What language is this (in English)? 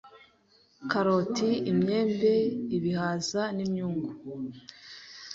Kinyarwanda